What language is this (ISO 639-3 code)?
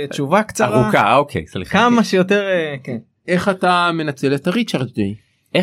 heb